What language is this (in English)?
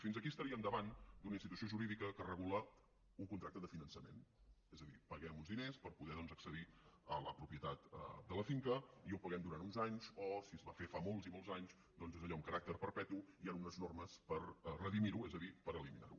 Catalan